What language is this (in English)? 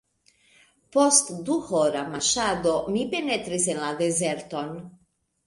Esperanto